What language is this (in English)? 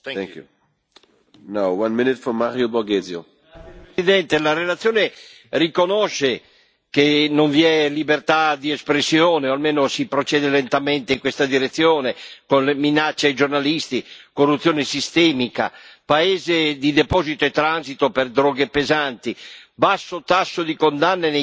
Italian